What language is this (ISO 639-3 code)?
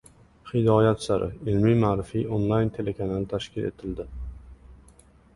uzb